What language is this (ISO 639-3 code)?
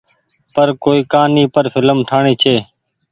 gig